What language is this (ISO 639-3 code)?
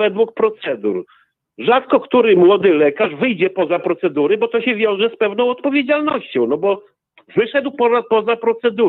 pol